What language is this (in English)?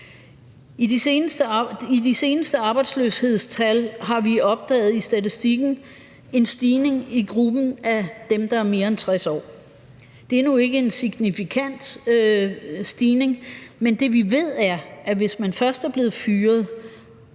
Danish